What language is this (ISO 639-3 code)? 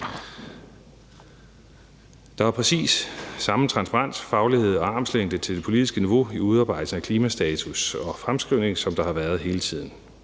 dan